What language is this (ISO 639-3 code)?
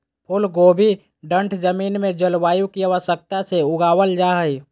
mag